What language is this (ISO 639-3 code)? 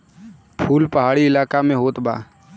bho